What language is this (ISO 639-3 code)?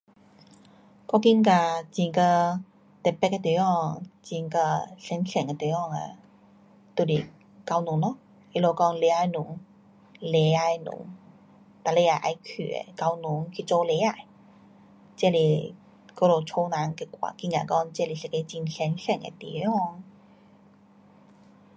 cpx